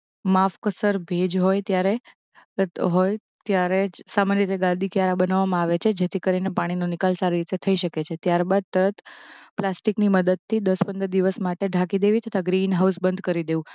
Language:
Gujarati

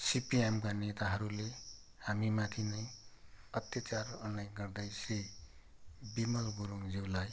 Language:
Nepali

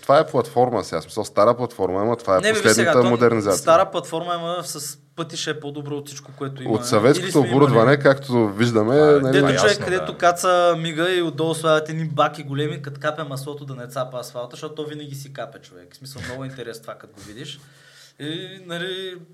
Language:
Bulgarian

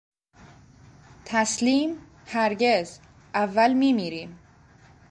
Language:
Persian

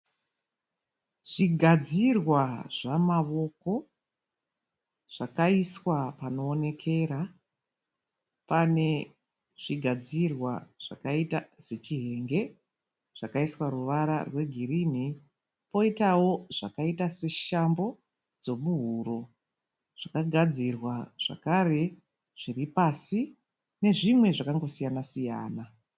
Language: Shona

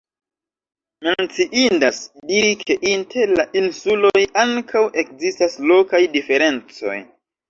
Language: Esperanto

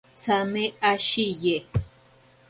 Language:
Ashéninka Perené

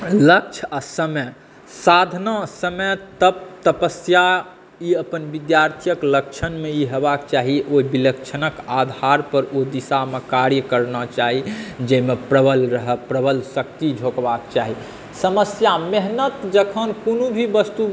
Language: Maithili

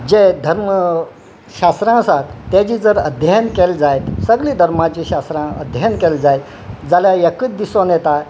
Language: Konkani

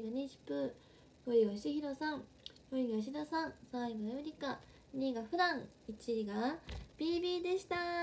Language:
Japanese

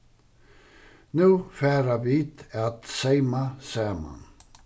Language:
Faroese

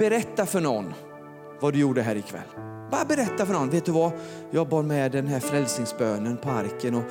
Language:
Swedish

